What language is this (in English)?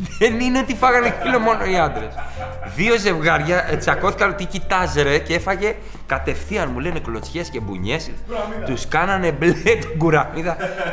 Greek